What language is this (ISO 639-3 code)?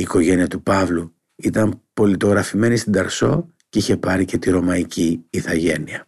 ell